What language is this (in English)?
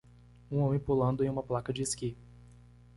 Portuguese